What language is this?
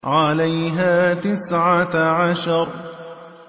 Arabic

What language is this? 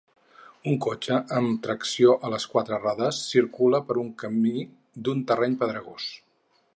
Catalan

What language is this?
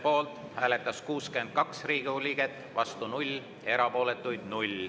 Estonian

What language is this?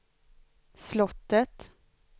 Swedish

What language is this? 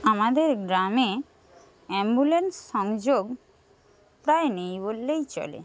Bangla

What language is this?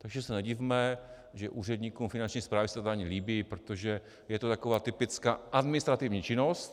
Czech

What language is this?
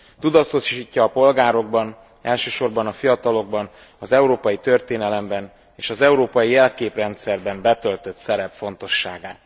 Hungarian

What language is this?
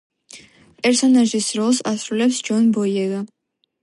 Georgian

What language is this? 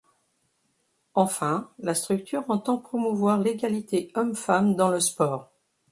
French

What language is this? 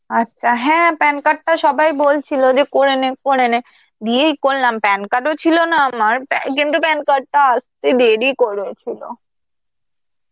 Bangla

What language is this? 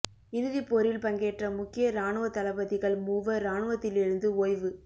Tamil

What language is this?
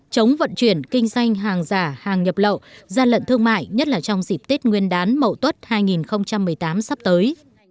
Vietnamese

